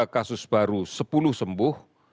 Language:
Indonesian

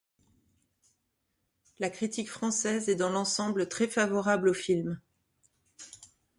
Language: French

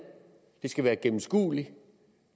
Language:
Danish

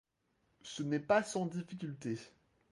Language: French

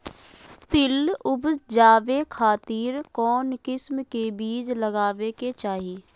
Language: Magahi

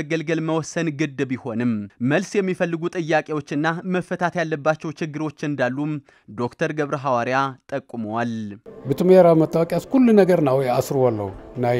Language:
Arabic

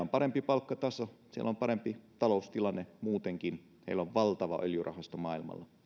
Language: Finnish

